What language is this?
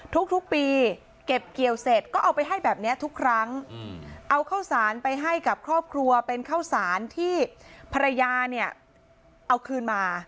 Thai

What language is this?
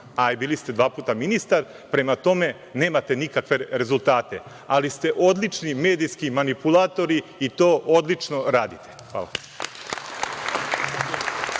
Serbian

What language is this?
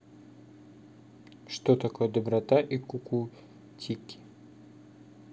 Russian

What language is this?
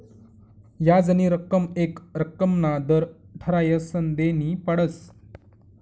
Marathi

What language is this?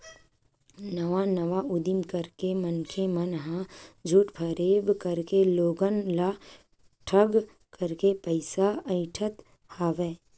Chhattisgarhi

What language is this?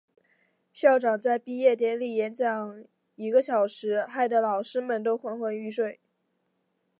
Chinese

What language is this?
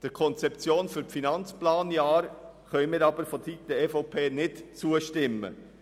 Swiss German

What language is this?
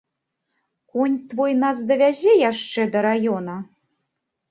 Belarusian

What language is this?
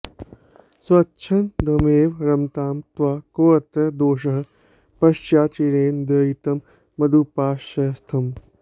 Sanskrit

